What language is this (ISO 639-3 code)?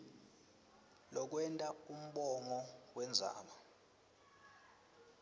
ssw